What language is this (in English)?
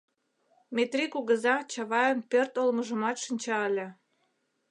Mari